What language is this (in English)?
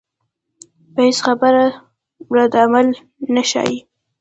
Pashto